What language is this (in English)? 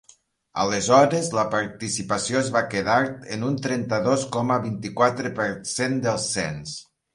Catalan